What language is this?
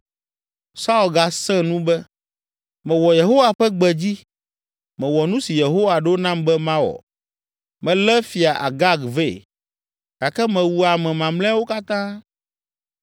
Ewe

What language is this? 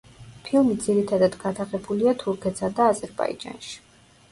Georgian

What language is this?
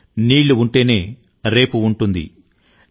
Telugu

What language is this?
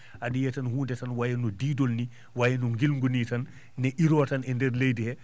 Fula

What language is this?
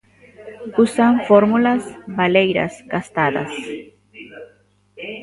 Galician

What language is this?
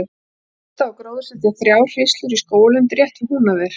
Icelandic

